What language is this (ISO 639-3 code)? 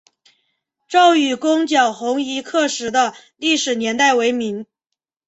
zho